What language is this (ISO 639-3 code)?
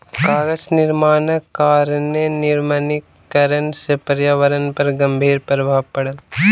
mai